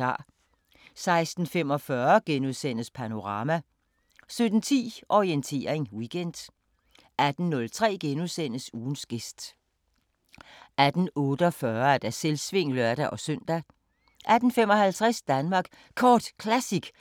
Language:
Danish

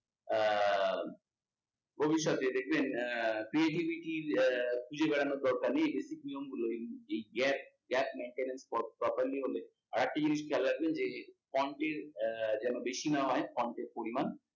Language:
Bangla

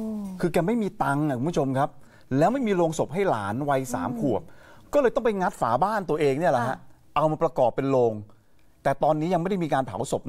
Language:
Thai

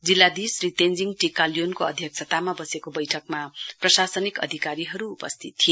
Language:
Nepali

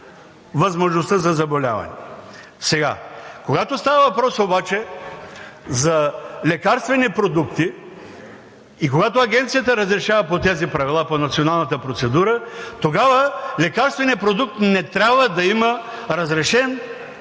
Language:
Bulgarian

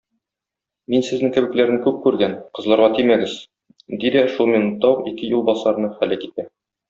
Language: Tatar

